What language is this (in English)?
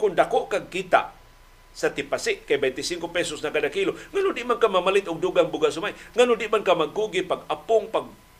Filipino